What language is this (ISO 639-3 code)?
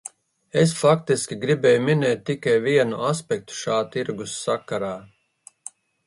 lav